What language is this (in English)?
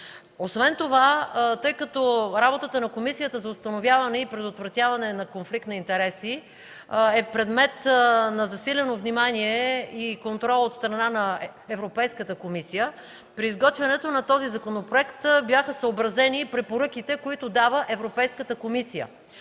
Bulgarian